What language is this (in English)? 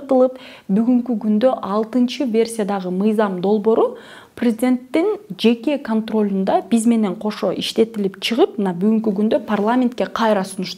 Russian